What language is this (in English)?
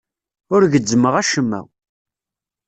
Kabyle